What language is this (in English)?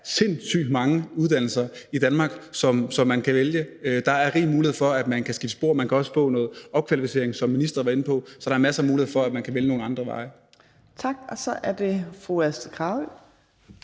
Danish